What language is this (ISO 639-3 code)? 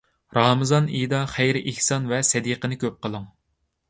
uig